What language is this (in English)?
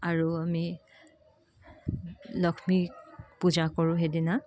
Assamese